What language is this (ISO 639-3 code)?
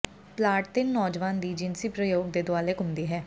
pan